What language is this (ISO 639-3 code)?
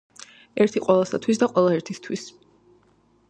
kat